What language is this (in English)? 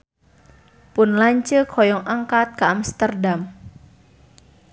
Sundanese